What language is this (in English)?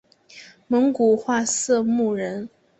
Chinese